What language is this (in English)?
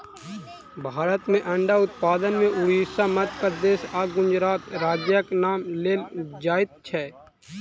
Maithili